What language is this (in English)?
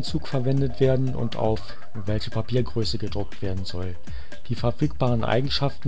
German